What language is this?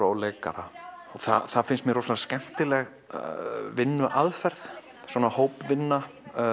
Icelandic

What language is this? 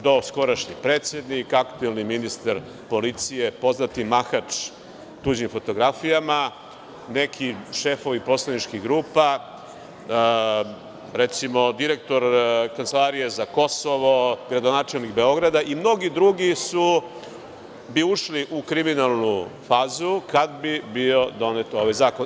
Serbian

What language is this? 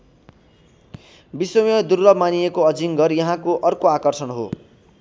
Nepali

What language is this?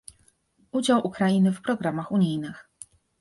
Polish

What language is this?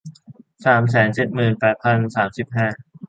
Thai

